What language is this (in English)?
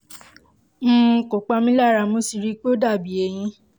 Yoruba